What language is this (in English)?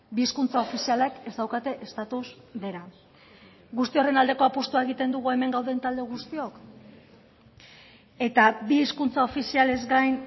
Basque